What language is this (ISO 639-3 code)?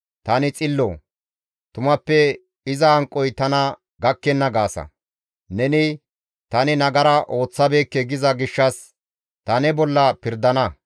gmv